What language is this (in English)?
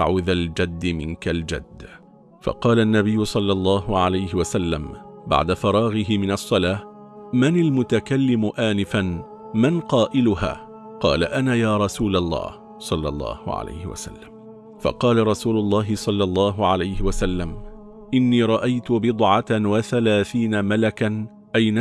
Arabic